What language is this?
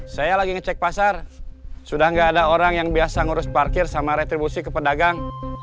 Indonesian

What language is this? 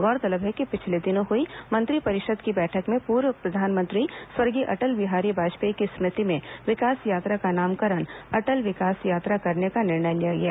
Hindi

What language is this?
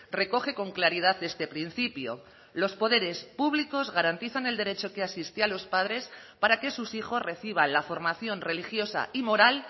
Spanish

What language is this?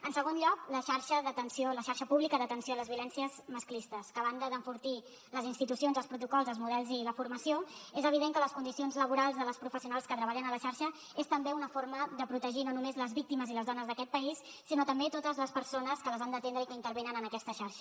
Catalan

